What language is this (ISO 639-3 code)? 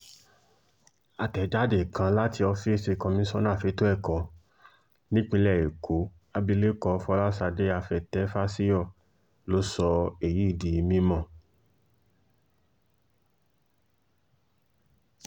yor